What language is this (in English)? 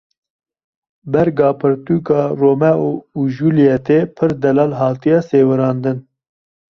Kurdish